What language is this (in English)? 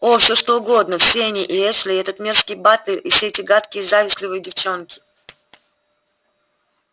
Russian